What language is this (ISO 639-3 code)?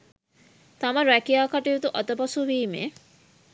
sin